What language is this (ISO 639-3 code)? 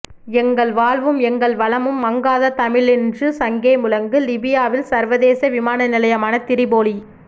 tam